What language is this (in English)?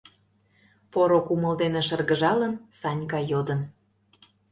Mari